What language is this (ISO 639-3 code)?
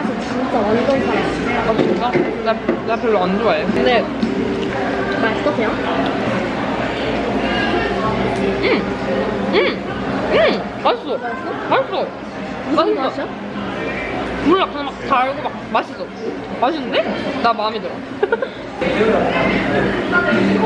kor